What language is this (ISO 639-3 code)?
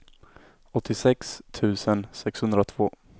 swe